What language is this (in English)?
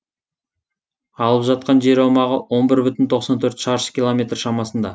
Kazakh